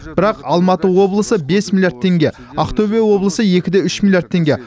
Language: Kazakh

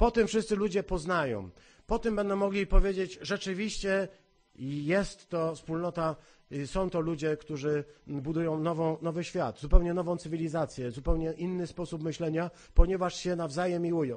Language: Polish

